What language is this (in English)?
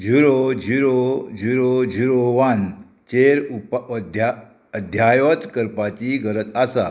Konkani